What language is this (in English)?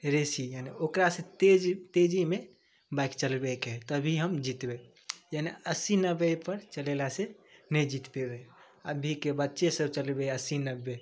Maithili